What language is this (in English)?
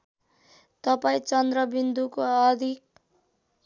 Nepali